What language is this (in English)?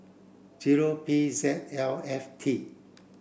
English